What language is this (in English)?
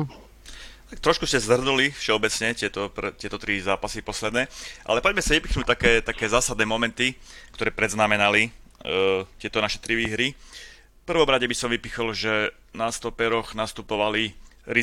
Slovak